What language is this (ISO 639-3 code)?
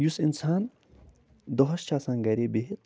kas